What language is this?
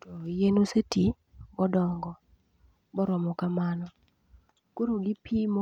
Luo (Kenya and Tanzania)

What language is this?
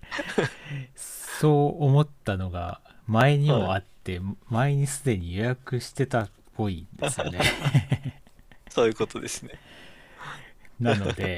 Japanese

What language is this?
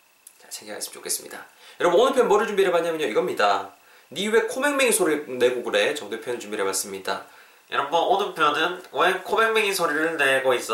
Korean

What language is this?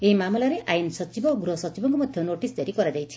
Odia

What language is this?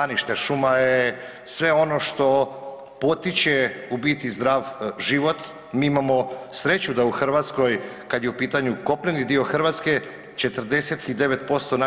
Croatian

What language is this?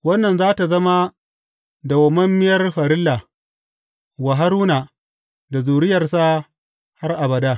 Hausa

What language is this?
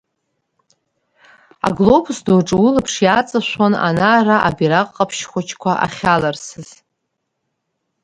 Abkhazian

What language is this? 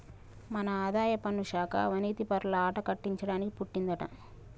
Telugu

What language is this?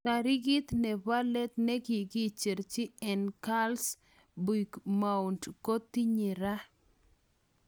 Kalenjin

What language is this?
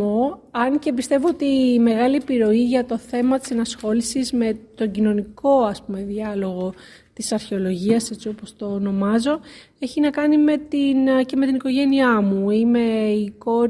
Greek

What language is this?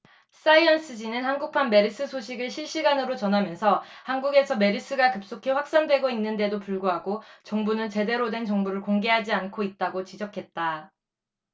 Korean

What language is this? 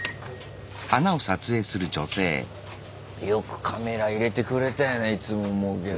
Japanese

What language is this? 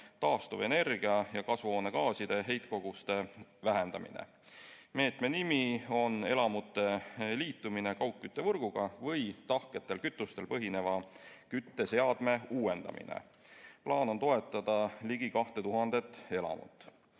Estonian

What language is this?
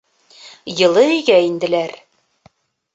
Bashkir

